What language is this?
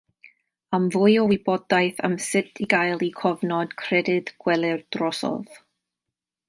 Welsh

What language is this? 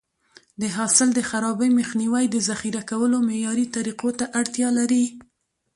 Pashto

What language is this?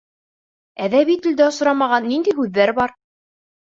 Bashkir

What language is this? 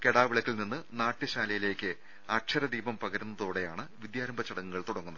Malayalam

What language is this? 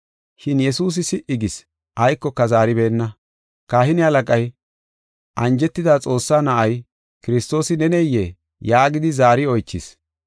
Gofa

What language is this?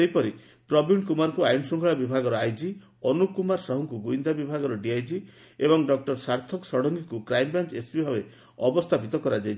Odia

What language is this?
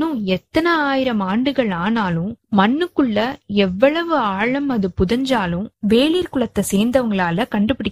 Tamil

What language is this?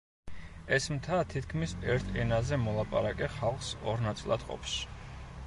Georgian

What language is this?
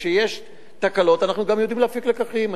Hebrew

